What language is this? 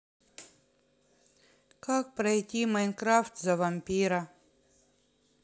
Russian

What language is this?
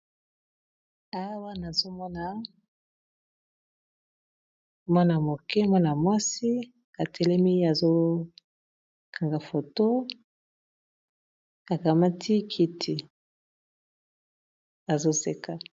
Lingala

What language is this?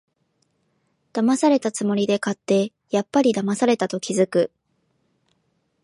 Japanese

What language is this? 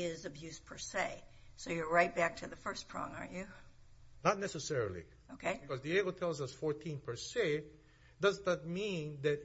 English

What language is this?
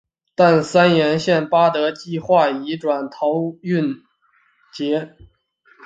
Chinese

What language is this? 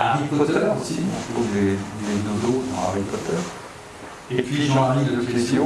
French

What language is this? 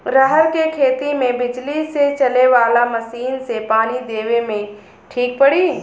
Bhojpuri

